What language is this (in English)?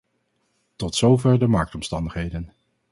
Dutch